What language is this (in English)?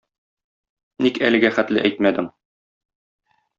Tatar